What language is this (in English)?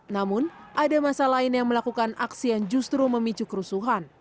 Indonesian